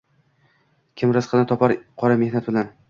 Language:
Uzbek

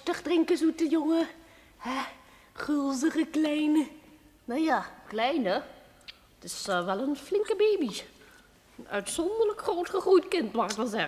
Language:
Dutch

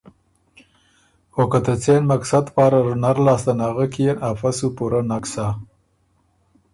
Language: Ormuri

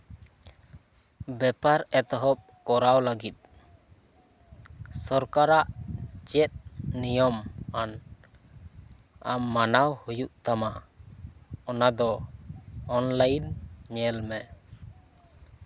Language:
Santali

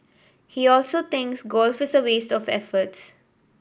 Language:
English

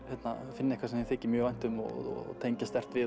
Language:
Icelandic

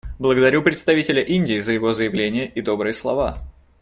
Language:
Russian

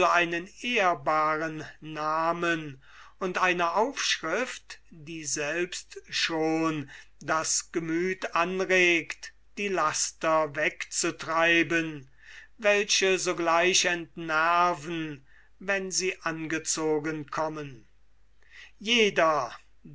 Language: German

